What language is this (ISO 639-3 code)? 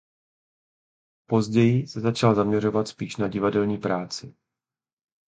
ces